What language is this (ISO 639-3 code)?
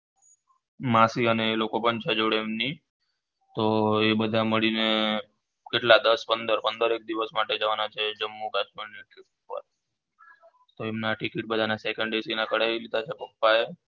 guj